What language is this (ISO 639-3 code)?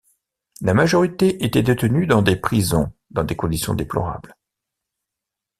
fra